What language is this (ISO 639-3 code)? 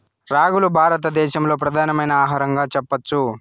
tel